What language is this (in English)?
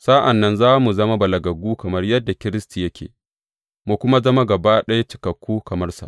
Hausa